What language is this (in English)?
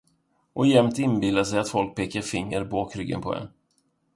Swedish